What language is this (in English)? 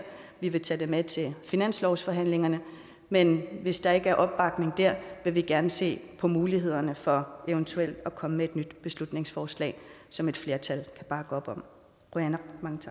Danish